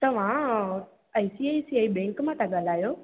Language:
Sindhi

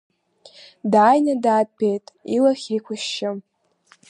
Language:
Abkhazian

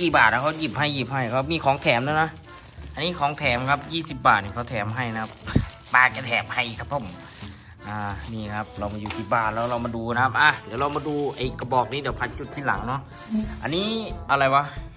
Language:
Thai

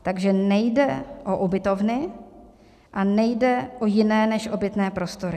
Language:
Czech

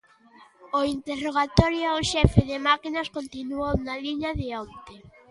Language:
Galician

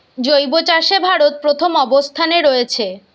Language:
Bangla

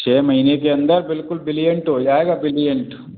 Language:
Hindi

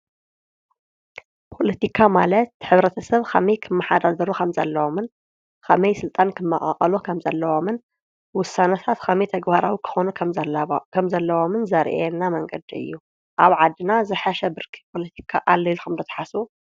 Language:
Tigrinya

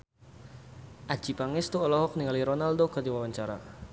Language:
Sundanese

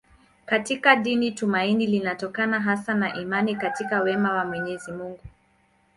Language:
Swahili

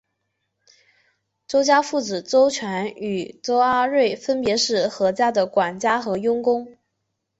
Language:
Chinese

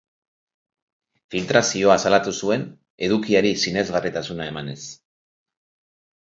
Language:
Basque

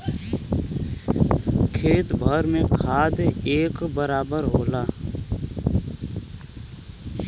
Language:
Bhojpuri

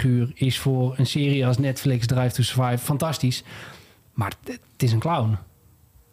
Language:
Dutch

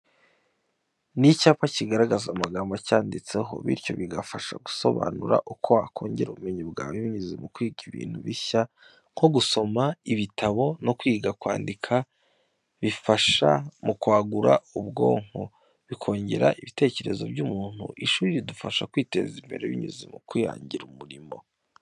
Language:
Kinyarwanda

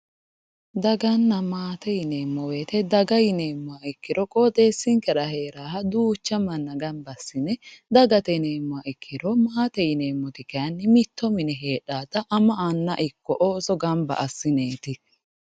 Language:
Sidamo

